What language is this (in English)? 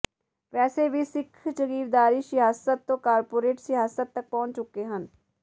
Punjabi